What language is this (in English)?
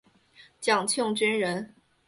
Chinese